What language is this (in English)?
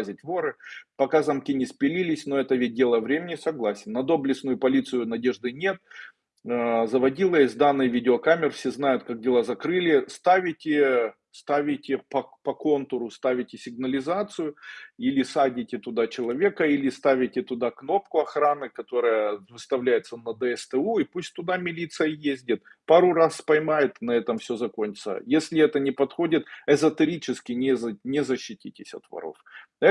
Russian